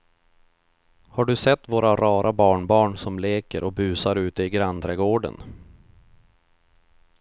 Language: Swedish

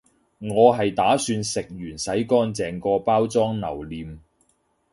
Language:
Cantonese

